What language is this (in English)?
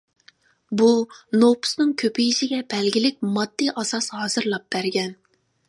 Uyghur